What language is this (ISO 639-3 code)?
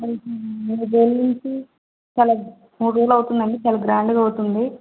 tel